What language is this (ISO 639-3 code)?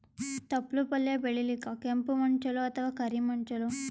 kan